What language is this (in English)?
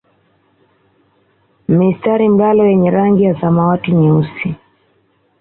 Swahili